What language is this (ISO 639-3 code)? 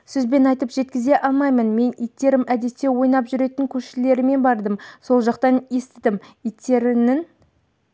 kaz